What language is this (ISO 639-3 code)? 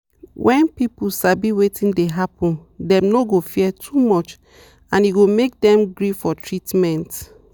pcm